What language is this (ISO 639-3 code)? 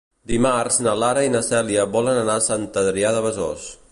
cat